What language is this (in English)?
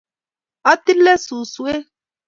Kalenjin